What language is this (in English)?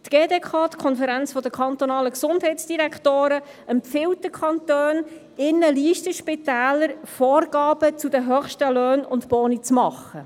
Swiss German